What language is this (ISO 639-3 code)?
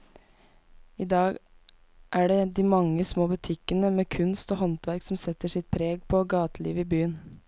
nor